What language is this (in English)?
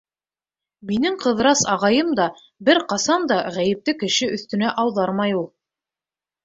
Bashkir